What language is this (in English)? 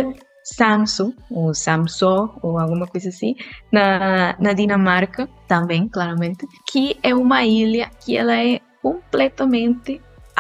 Portuguese